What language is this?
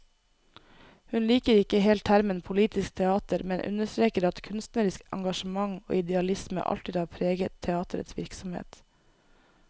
Norwegian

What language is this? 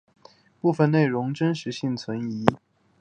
Chinese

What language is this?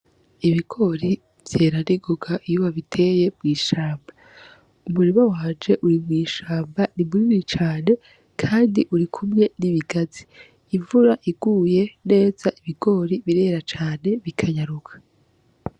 Rundi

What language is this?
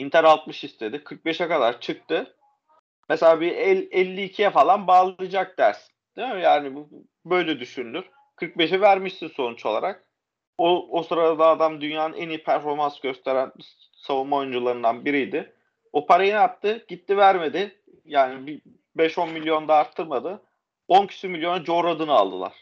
Turkish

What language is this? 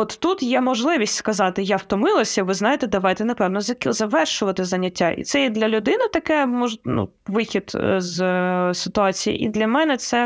Ukrainian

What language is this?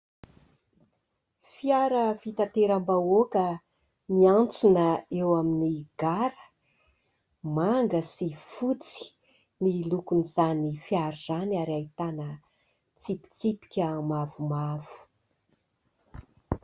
Malagasy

